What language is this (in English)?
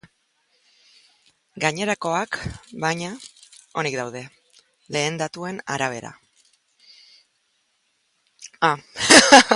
Basque